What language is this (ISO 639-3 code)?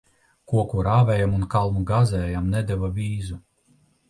lav